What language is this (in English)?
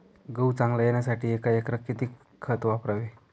Marathi